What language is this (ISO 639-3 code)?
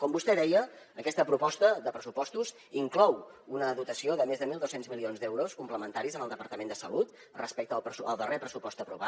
cat